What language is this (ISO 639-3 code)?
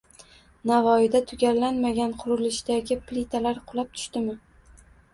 uzb